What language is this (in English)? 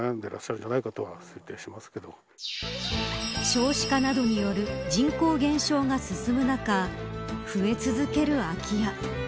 Japanese